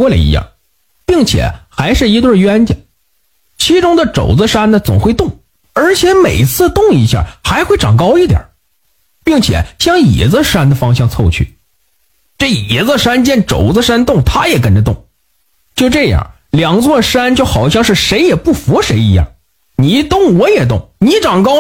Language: Chinese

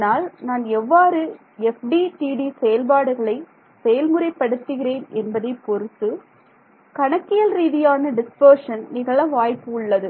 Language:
Tamil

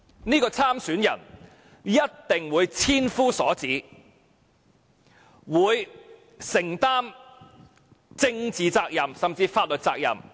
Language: Cantonese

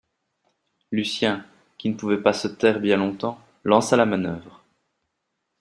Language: French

